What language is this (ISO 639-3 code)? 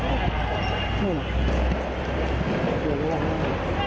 tha